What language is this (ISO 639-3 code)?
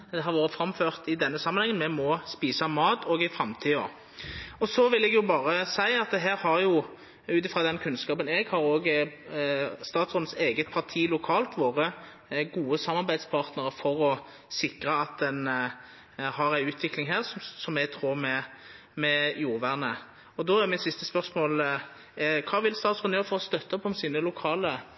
nno